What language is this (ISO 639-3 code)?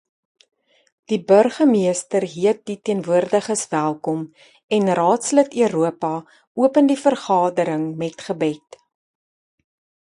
afr